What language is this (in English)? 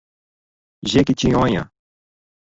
Portuguese